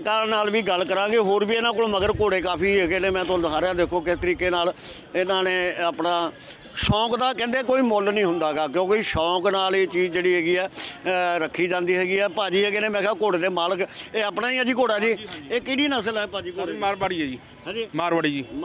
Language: Hindi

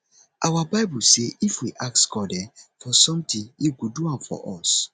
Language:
Nigerian Pidgin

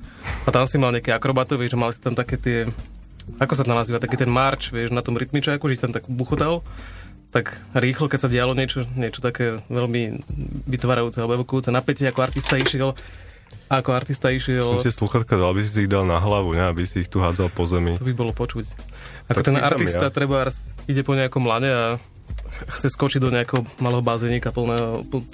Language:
Slovak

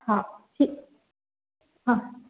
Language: Sindhi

